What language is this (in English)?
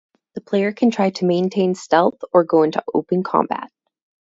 English